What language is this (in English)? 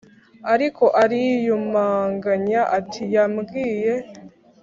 Kinyarwanda